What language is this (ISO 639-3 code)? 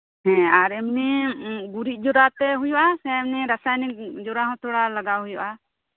sat